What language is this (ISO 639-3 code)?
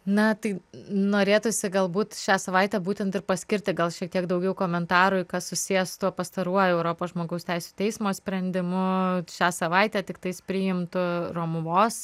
lit